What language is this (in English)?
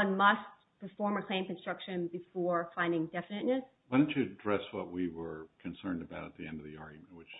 English